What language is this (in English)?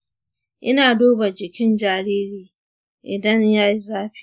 Hausa